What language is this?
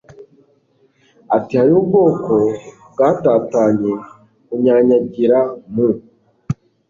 Kinyarwanda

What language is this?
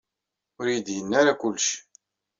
Kabyle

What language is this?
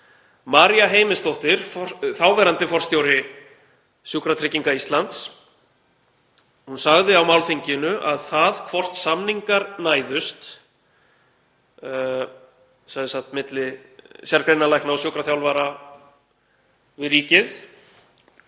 Icelandic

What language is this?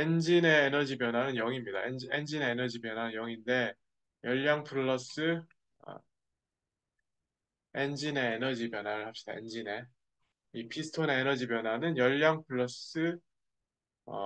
Korean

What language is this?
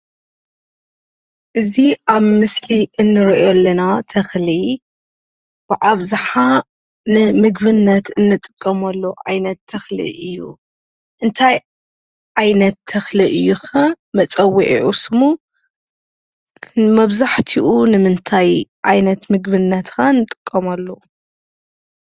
Tigrinya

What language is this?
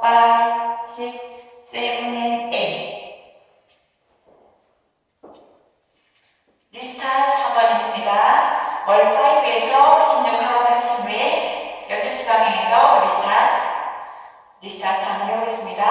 Korean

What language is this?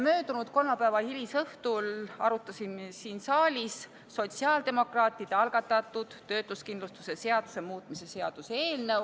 Estonian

